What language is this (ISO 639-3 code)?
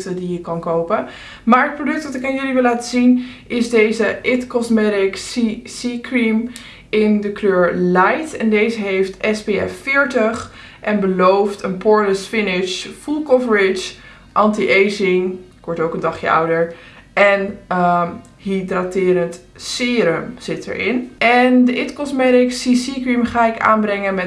nld